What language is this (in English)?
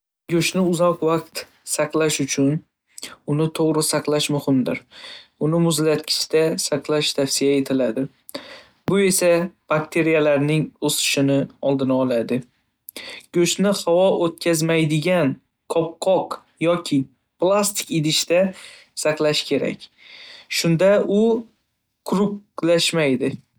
Uzbek